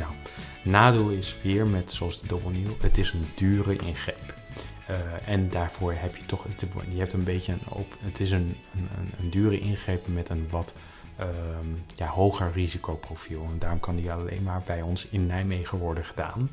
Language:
Dutch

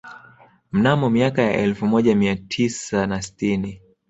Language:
Swahili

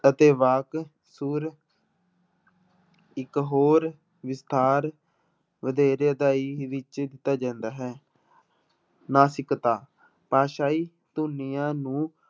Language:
Punjabi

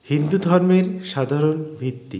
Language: Bangla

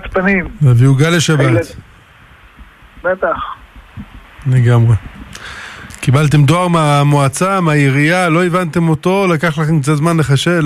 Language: Hebrew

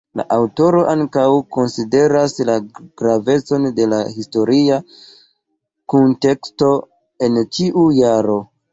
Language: Esperanto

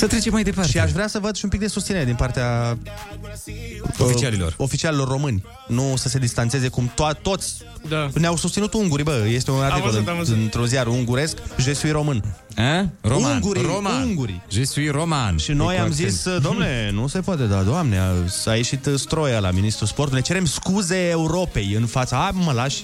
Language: Romanian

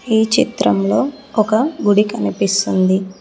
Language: Telugu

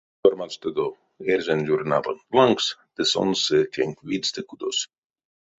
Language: Erzya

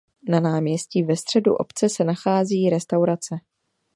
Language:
Czech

